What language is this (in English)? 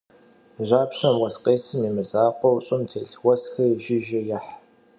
Kabardian